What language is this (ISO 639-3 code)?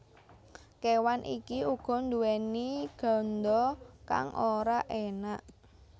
jav